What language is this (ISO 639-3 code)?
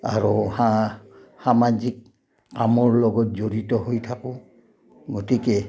asm